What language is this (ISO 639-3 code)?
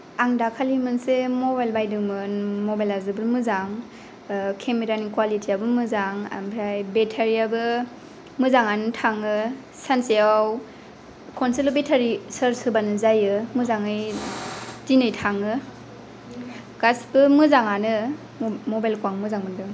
brx